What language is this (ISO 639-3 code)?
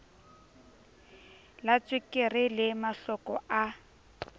sot